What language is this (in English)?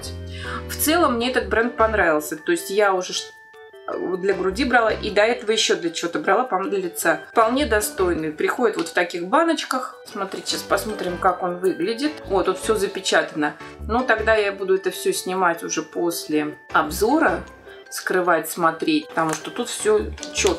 Russian